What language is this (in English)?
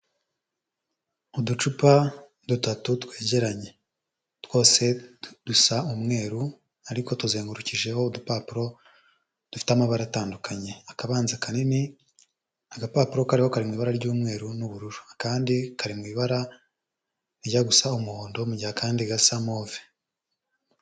Kinyarwanda